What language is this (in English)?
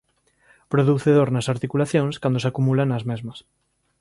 Galician